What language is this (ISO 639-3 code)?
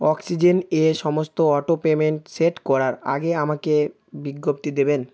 ben